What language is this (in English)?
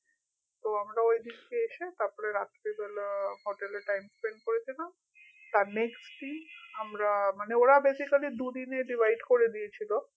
Bangla